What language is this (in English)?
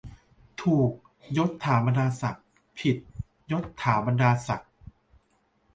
Thai